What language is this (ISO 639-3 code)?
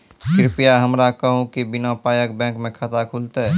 mai